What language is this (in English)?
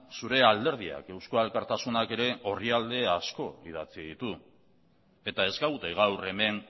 Basque